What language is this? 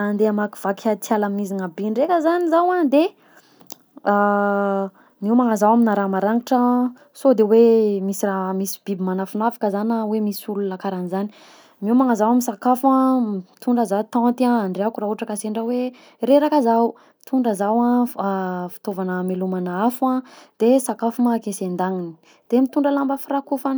Southern Betsimisaraka Malagasy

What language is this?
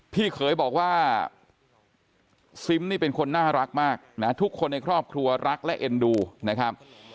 Thai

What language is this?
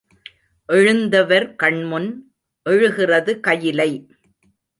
Tamil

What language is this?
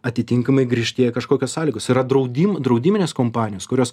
Lithuanian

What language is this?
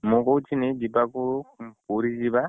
Odia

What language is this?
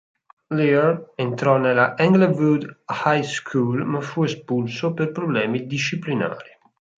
Italian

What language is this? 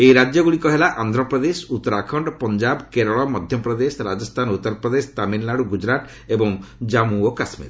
Odia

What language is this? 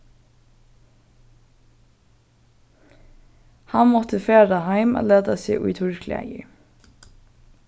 Faroese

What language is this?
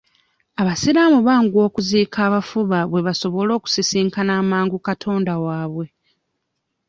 Ganda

